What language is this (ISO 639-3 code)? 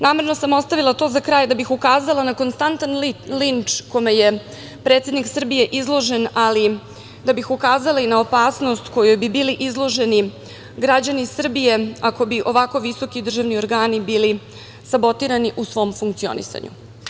srp